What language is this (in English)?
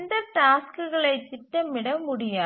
Tamil